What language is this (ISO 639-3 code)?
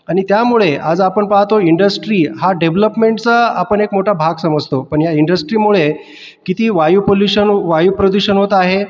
mar